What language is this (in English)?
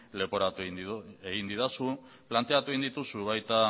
Basque